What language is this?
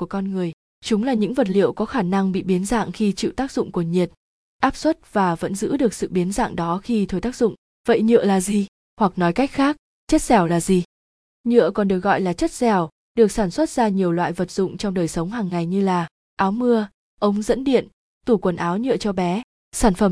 Vietnamese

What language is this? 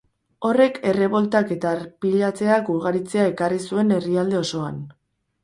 Basque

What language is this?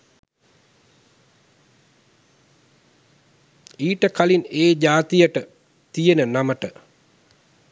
Sinhala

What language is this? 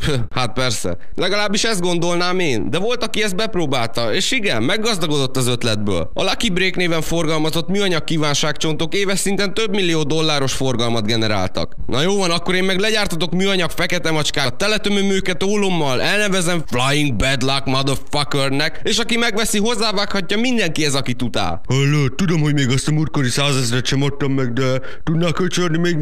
Hungarian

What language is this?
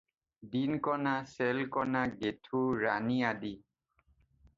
Assamese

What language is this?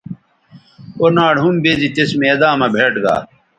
Bateri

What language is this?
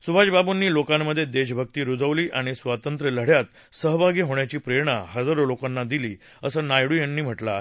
Marathi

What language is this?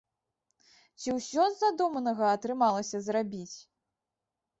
Belarusian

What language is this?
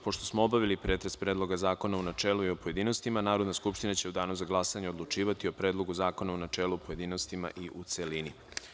Serbian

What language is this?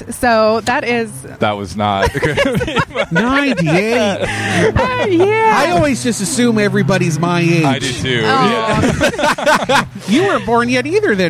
English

